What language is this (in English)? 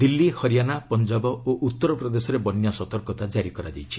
Odia